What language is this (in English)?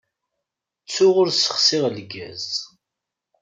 Kabyle